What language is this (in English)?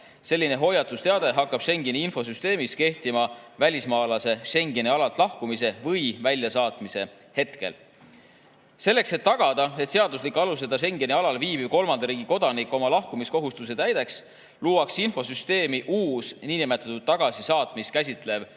Estonian